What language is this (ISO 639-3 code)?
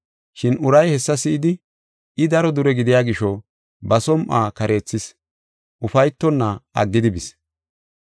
gof